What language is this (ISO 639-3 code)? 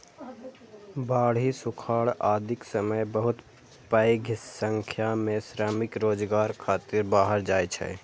mai